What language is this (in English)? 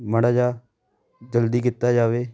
Punjabi